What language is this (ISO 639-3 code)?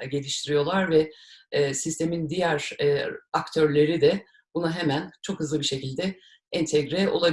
tur